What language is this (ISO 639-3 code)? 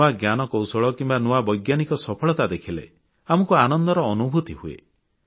ori